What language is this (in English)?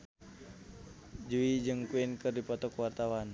Sundanese